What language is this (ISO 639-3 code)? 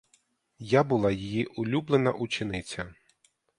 ukr